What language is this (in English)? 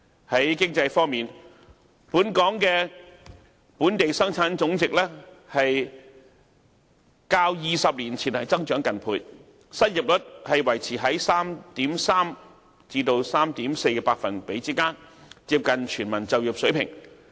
Cantonese